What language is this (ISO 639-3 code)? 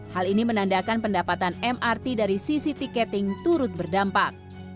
ind